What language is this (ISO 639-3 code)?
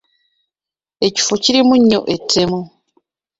lug